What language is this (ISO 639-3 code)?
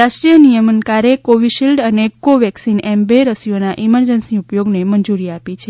guj